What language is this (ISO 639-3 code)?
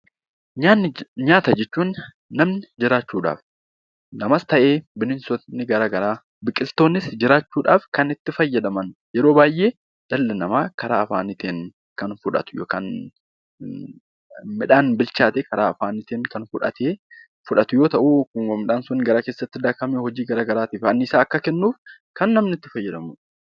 orm